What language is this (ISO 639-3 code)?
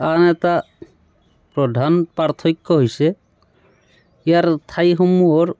asm